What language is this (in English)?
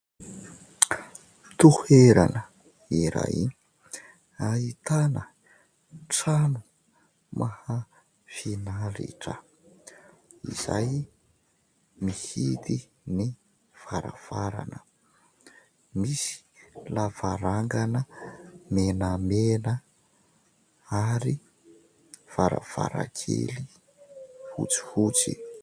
Malagasy